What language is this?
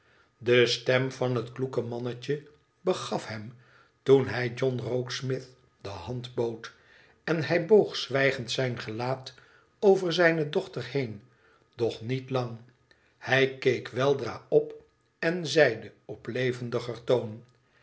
Dutch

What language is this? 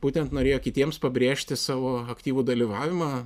Lithuanian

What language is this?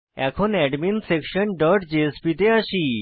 Bangla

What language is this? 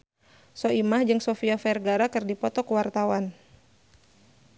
Sundanese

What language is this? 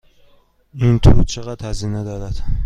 Persian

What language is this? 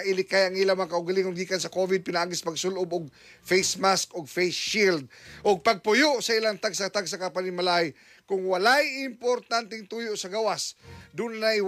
Filipino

